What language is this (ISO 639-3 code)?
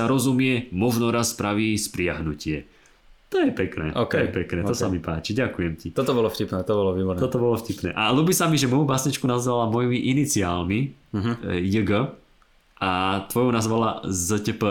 slk